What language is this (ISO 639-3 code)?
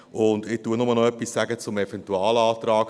gsw